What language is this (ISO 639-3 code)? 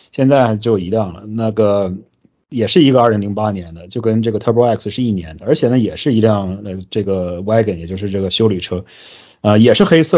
zho